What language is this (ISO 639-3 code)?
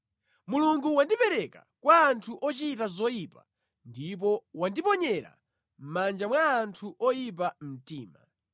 nya